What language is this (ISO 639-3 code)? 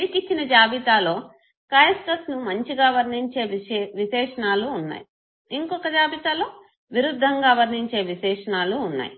tel